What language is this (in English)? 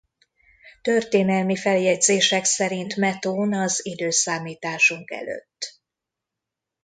Hungarian